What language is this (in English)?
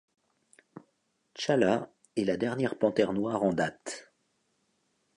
French